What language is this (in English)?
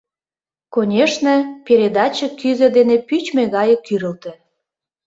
Mari